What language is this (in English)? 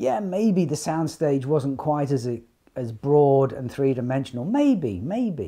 English